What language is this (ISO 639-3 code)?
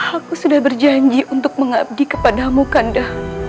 ind